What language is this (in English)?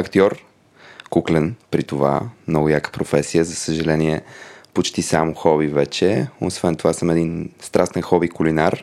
Bulgarian